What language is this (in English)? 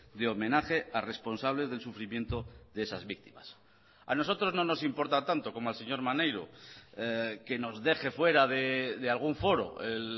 Spanish